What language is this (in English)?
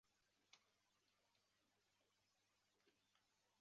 Chinese